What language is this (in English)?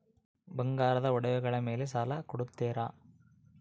Kannada